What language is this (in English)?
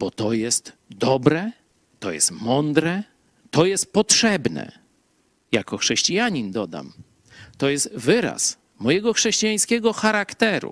Polish